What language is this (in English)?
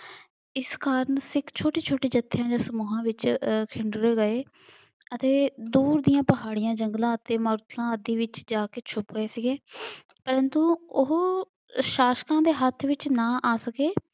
Punjabi